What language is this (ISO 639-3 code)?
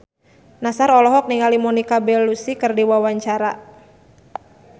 sun